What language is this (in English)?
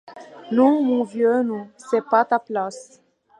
French